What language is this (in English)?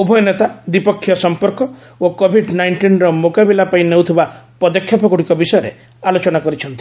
Odia